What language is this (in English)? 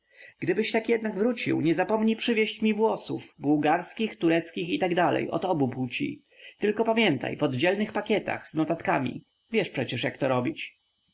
Polish